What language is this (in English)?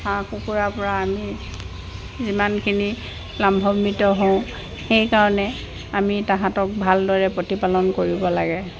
Assamese